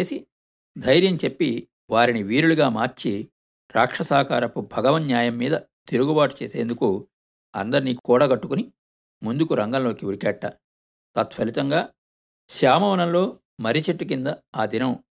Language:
Telugu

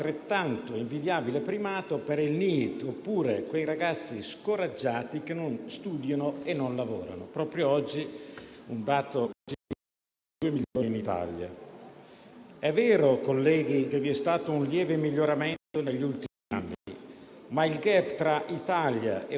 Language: Italian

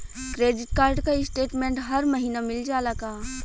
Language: Bhojpuri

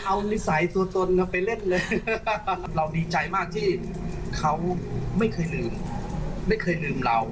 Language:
Thai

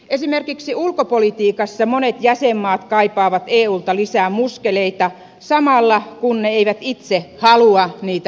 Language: Finnish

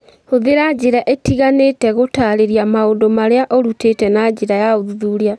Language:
Kikuyu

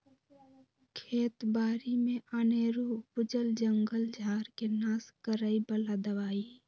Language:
Magahi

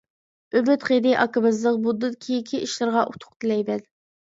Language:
Uyghur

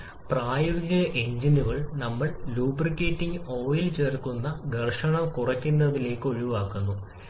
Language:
Malayalam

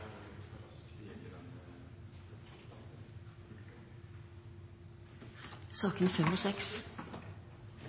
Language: Norwegian Bokmål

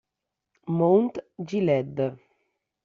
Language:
Italian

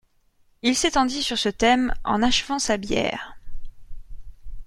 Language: French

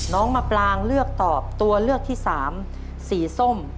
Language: Thai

